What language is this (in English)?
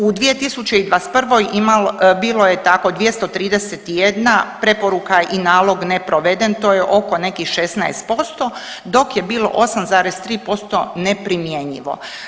Croatian